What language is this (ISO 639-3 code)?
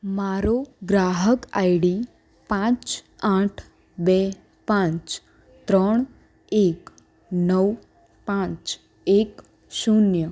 guj